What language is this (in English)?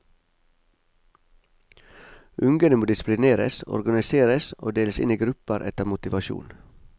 Norwegian